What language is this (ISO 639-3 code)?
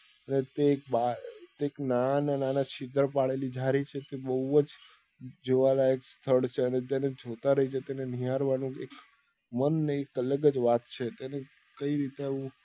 guj